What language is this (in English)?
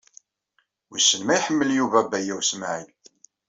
Kabyle